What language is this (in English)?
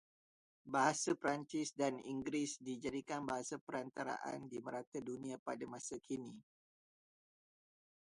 Malay